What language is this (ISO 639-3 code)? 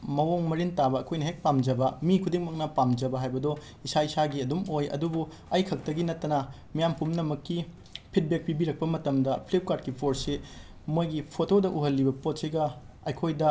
mni